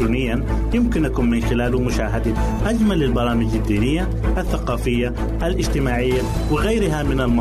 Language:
Arabic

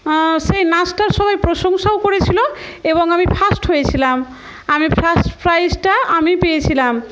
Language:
Bangla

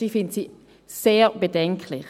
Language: Swiss German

